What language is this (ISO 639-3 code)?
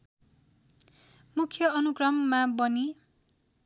nep